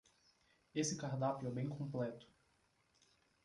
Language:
Portuguese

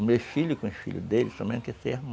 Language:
Portuguese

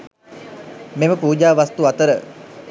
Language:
Sinhala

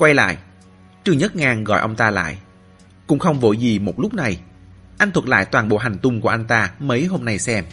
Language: Vietnamese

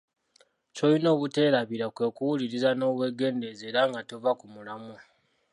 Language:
Ganda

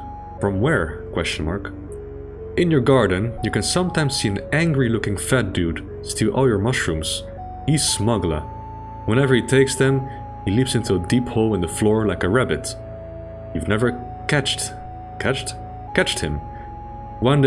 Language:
English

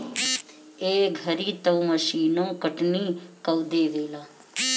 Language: Bhojpuri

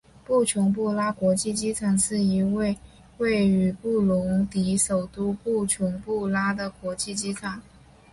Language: Chinese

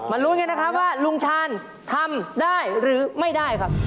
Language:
Thai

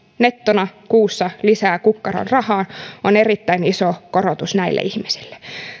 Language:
Finnish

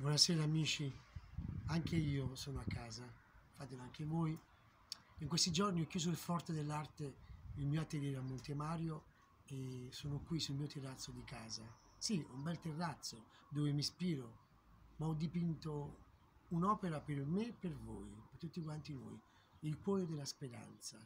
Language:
Italian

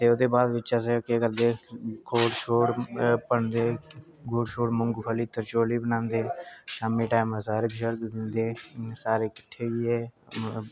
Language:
Dogri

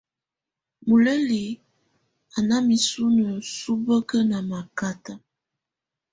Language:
Tunen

